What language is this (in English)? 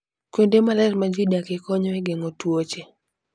Luo (Kenya and Tanzania)